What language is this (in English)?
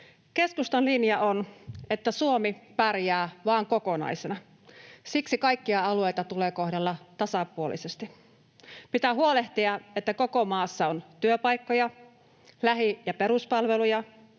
Finnish